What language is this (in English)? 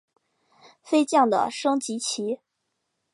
Chinese